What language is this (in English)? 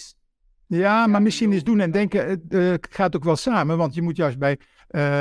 Dutch